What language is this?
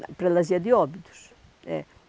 Portuguese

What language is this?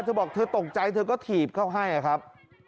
Thai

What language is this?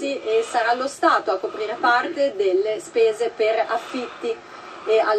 Italian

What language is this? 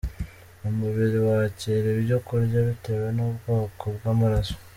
Kinyarwanda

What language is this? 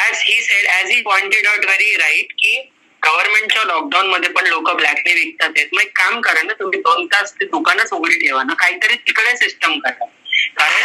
Marathi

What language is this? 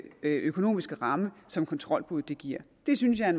Danish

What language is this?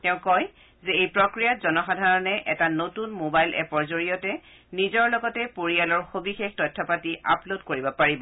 Assamese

